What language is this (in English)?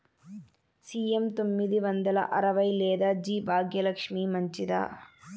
Telugu